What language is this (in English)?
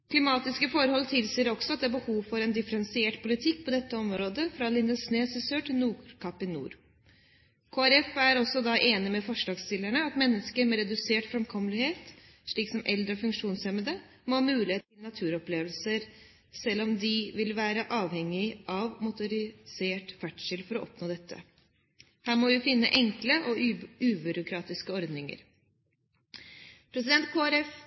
Norwegian Bokmål